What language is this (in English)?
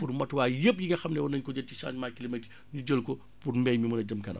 Wolof